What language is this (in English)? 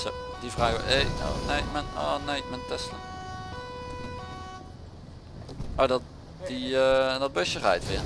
Dutch